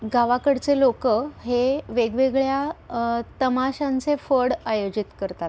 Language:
Marathi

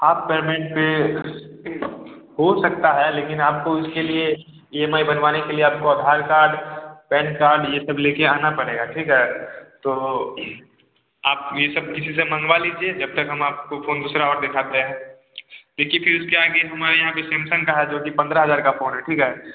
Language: Hindi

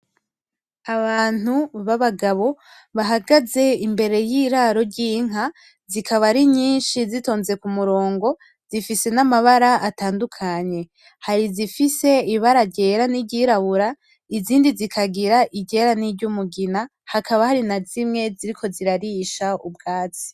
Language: Rundi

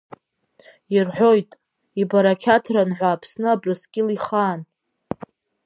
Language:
Abkhazian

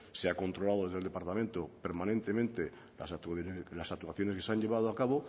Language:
Spanish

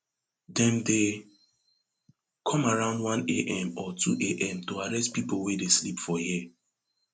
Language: Nigerian Pidgin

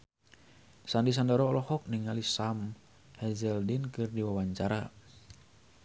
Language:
Sundanese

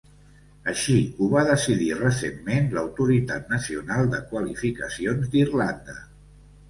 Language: Catalan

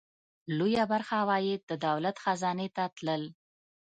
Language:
Pashto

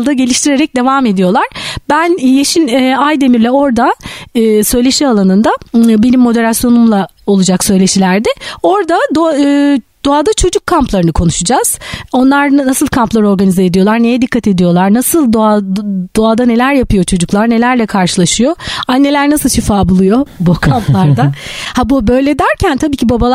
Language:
Turkish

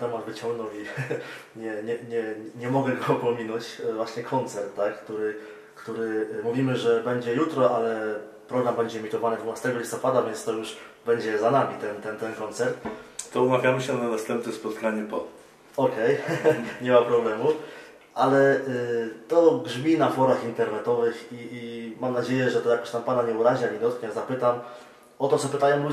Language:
Polish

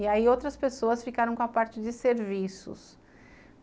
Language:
Portuguese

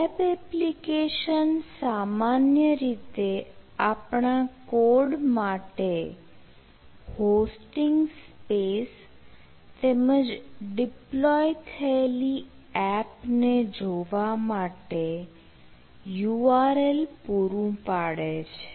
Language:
Gujarati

